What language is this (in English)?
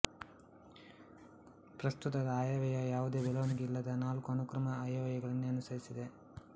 Kannada